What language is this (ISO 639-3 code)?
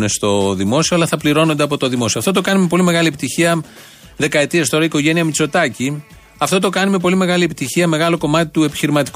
ell